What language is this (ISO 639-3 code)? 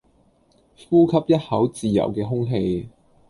yue